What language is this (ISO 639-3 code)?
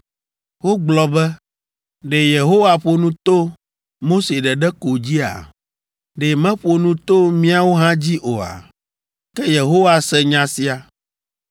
ewe